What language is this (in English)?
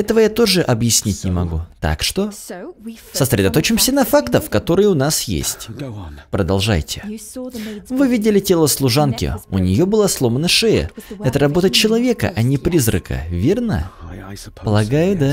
Russian